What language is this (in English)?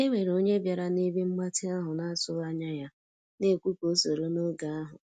Igbo